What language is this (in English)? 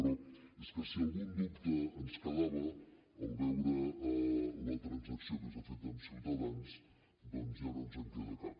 Catalan